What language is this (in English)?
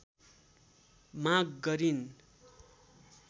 Nepali